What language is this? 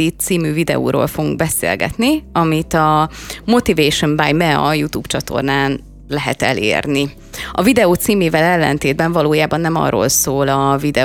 Hungarian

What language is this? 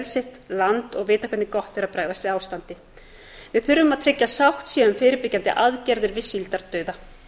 Icelandic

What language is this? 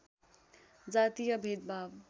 Nepali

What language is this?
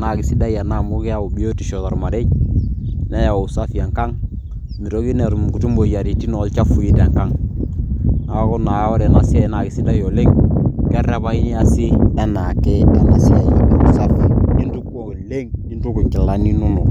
Masai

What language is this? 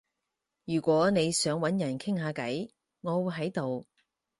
Cantonese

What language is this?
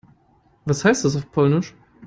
German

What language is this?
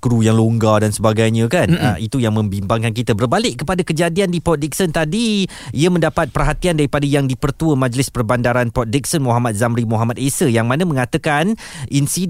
Malay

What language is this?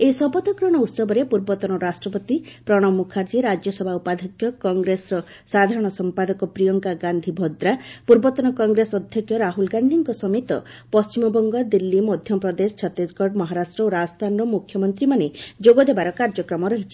Odia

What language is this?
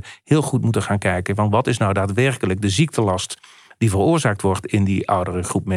Dutch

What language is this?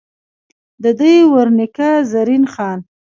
Pashto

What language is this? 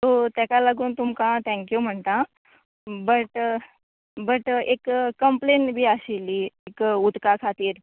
Konkani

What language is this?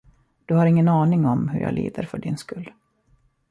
Swedish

